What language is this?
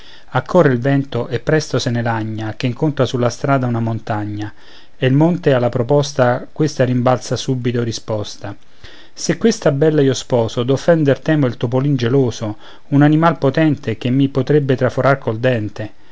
Italian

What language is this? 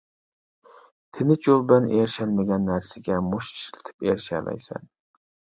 Uyghur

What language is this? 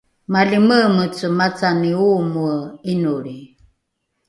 Rukai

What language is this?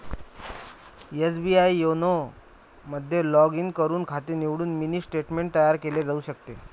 Marathi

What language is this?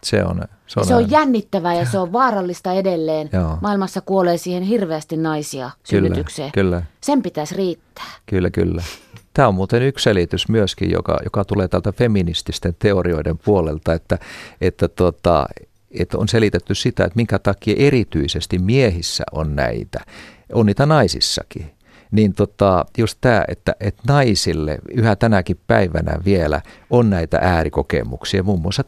Finnish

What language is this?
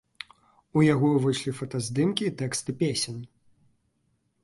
Belarusian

